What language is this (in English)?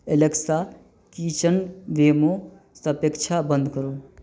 Maithili